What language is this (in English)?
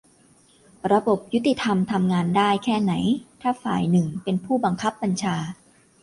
Thai